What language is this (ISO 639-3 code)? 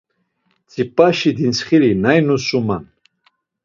lzz